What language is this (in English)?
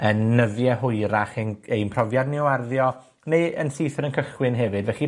Welsh